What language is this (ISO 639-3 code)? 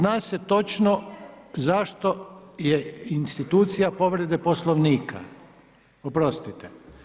hrv